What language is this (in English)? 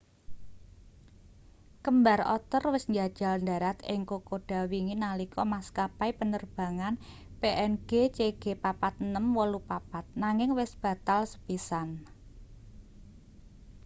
Javanese